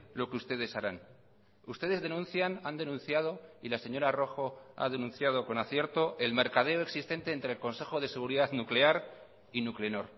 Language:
Spanish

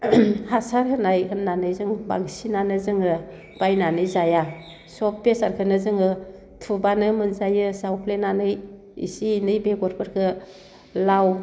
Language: Bodo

